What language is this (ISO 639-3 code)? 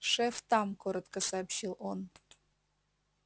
rus